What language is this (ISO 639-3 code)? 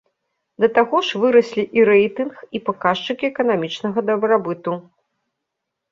bel